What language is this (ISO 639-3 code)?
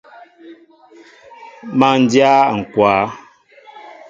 mbo